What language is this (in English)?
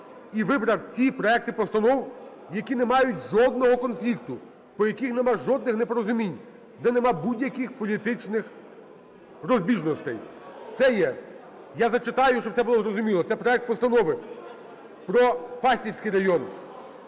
Ukrainian